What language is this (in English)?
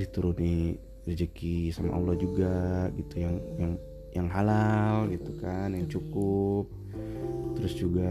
Indonesian